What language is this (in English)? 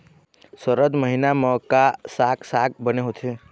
Chhattisgarhi